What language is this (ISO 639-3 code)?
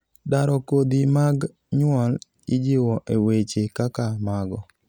luo